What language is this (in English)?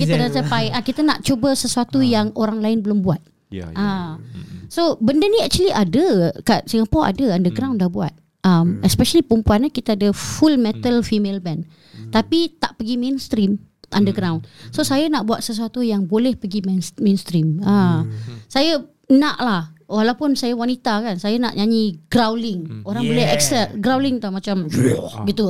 Malay